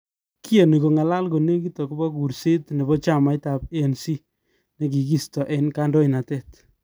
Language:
Kalenjin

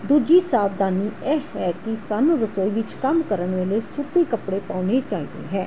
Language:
Punjabi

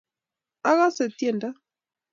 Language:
Kalenjin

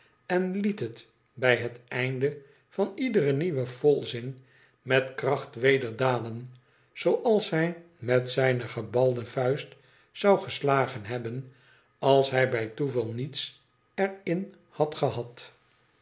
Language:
Dutch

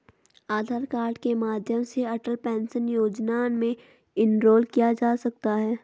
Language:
Hindi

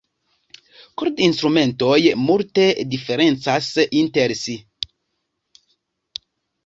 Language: Esperanto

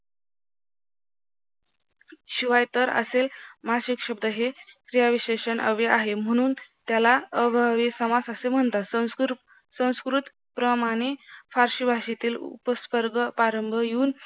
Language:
Marathi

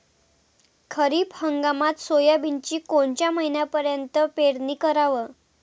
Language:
Marathi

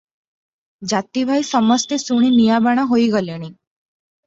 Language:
Odia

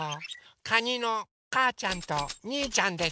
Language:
Japanese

